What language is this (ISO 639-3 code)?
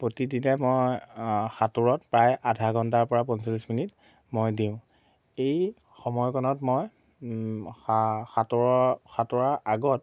asm